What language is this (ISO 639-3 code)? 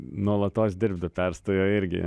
lit